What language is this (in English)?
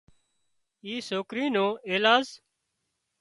Wadiyara Koli